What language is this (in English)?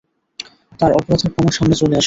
Bangla